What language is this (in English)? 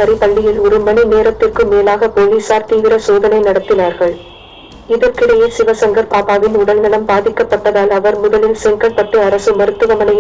Turkish